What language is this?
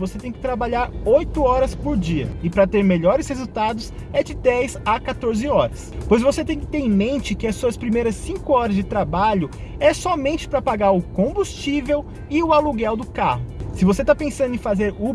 Portuguese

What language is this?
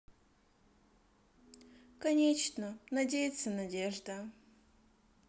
Russian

